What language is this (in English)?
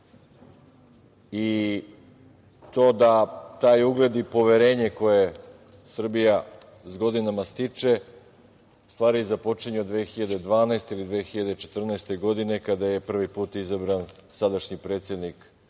Serbian